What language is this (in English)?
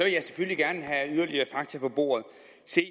Danish